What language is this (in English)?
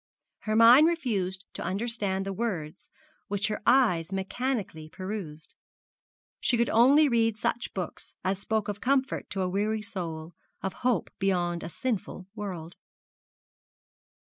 English